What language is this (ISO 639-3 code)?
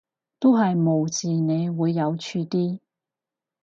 yue